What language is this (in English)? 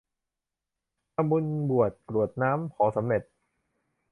Thai